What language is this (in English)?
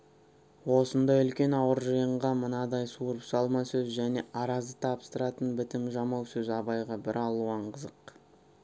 Kazakh